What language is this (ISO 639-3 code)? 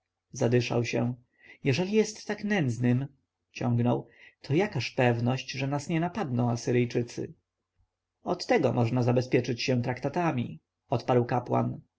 pol